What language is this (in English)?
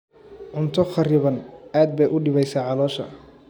Somali